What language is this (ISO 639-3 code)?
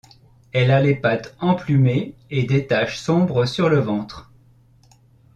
fra